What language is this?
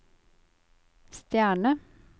Norwegian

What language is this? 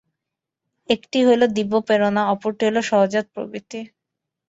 Bangla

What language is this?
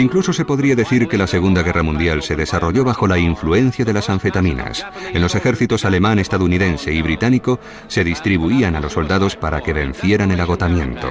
Spanish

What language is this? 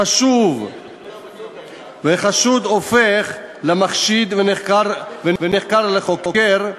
Hebrew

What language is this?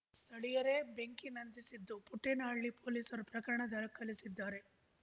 Kannada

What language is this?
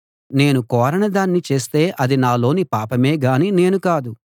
Telugu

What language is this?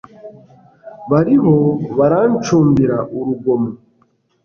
Kinyarwanda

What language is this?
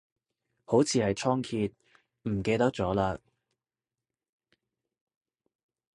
Cantonese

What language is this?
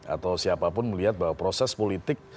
Indonesian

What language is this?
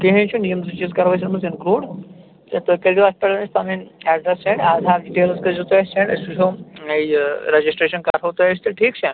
Kashmiri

